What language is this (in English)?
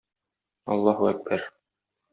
Tatar